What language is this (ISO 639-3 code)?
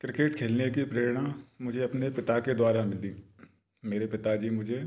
hin